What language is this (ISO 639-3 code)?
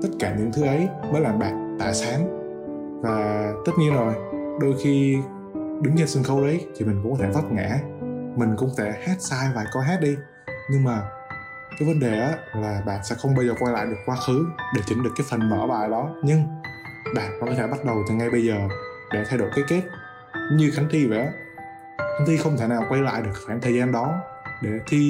vie